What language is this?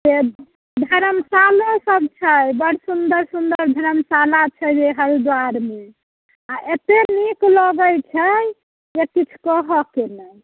Maithili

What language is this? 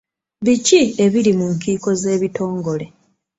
Ganda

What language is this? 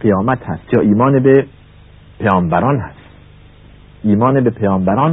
Persian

